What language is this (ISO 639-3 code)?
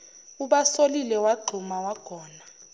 zul